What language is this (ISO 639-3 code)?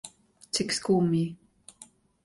lav